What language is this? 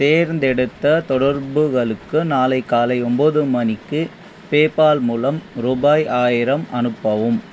Tamil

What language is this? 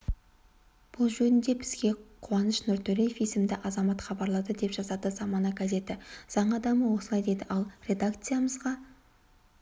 Kazakh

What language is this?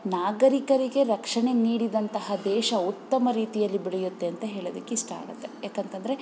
Kannada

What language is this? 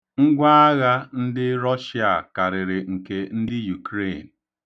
Igbo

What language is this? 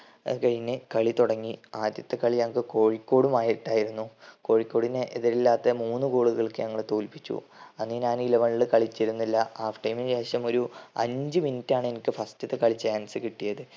Malayalam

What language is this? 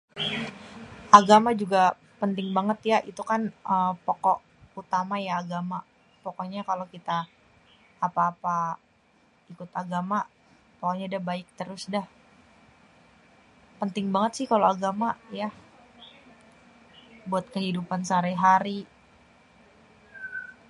Betawi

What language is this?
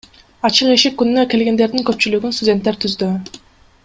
Kyrgyz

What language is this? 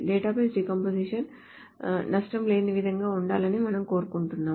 Telugu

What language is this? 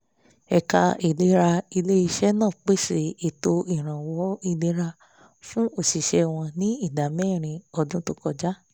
Yoruba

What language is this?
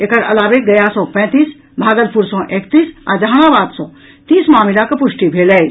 Maithili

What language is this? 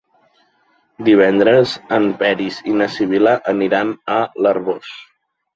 Catalan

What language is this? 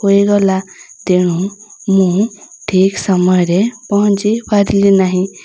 Odia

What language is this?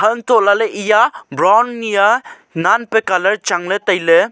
Wancho Naga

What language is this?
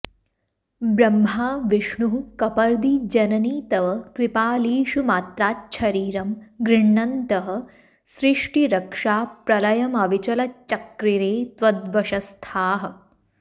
Sanskrit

